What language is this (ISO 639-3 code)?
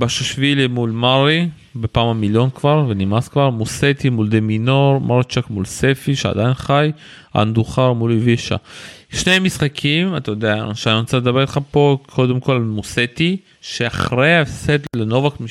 heb